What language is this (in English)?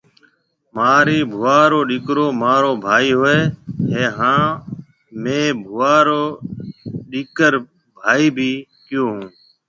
Marwari (Pakistan)